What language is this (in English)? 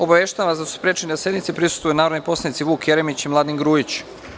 Serbian